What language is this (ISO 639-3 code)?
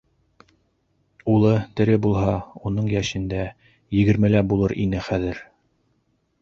bak